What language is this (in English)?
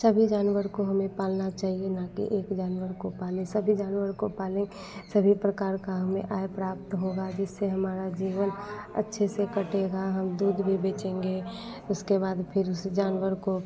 Hindi